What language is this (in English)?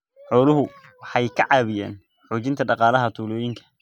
Somali